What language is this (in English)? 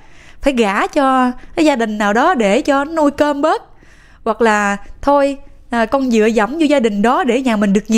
Vietnamese